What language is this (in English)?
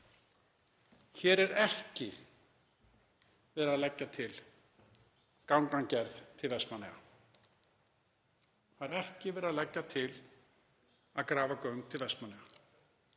Icelandic